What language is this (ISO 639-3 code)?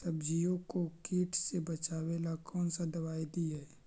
mag